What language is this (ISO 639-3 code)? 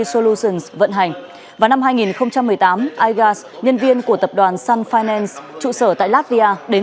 vie